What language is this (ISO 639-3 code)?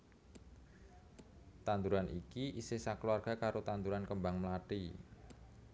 jav